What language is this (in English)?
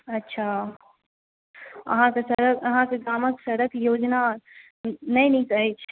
Maithili